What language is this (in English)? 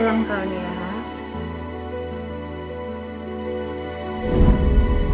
Indonesian